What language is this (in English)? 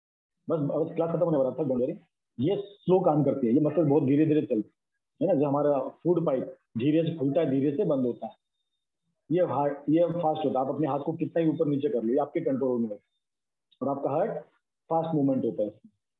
Hindi